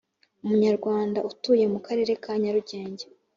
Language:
Kinyarwanda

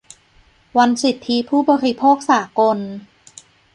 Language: Thai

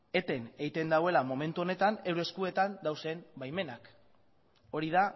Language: Basque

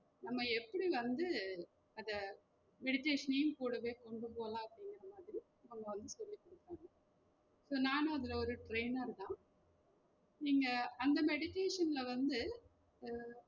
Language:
Tamil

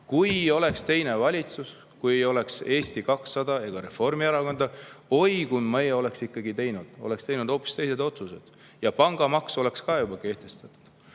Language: Estonian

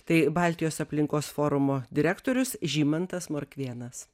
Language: Lithuanian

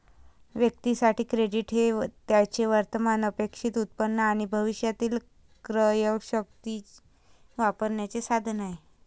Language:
Marathi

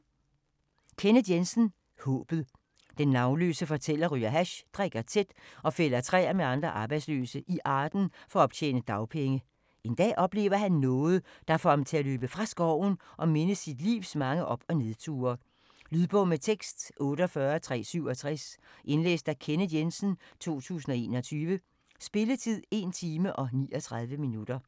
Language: Danish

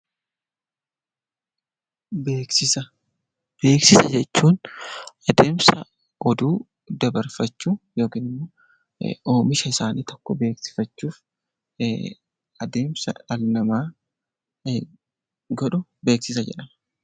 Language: Oromo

